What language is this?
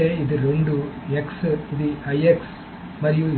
Telugu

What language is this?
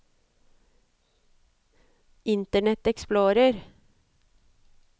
Norwegian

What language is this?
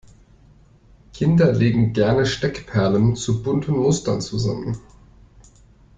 German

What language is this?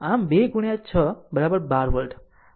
Gujarati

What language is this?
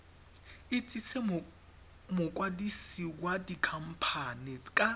Tswana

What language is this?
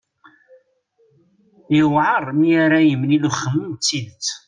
Kabyle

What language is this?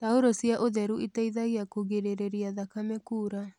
Kikuyu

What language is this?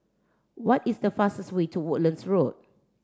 English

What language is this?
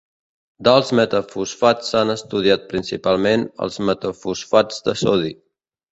Catalan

